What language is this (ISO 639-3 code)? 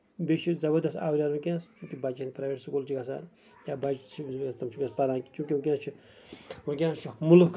kas